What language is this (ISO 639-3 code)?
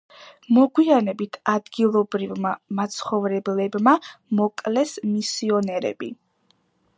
kat